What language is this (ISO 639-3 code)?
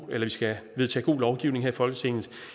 dan